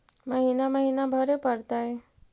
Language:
Magahi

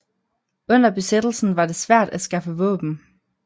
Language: Danish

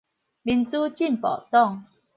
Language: Min Nan Chinese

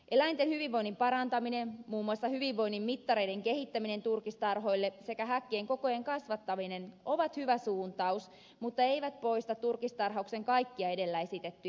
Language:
Finnish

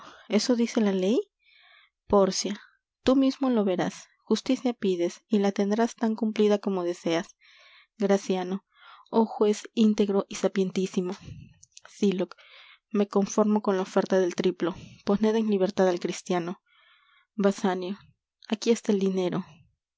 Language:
Spanish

